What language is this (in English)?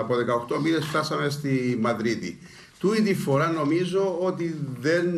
Greek